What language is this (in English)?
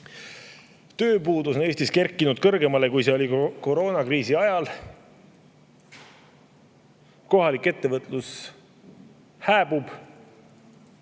Estonian